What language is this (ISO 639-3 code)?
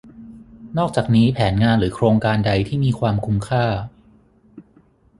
tha